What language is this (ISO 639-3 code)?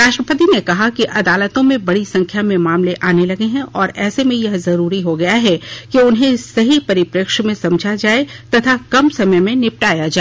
hin